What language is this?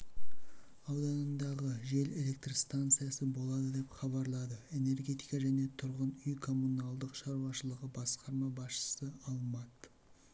Kazakh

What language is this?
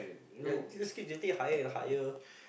English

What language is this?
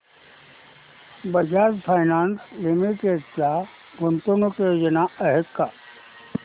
Marathi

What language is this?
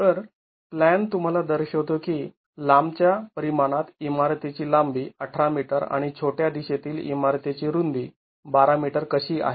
Marathi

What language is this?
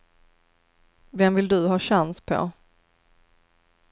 Swedish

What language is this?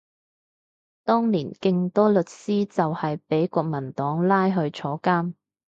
Cantonese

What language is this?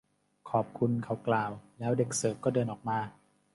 Thai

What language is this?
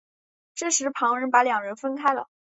Chinese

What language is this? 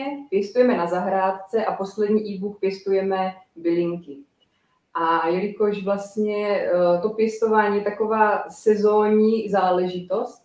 Czech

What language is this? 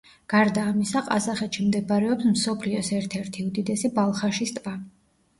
Georgian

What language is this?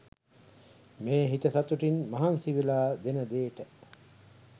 Sinhala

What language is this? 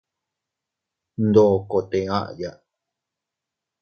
Teutila Cuicatec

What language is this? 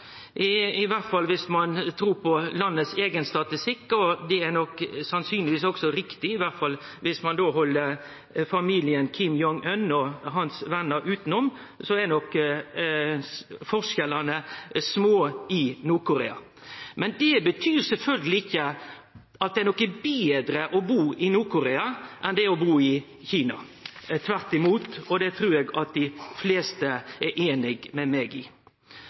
Norwegian Nynorsk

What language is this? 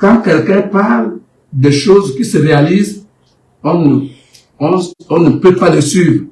French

